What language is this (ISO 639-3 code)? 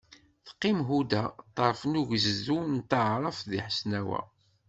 kab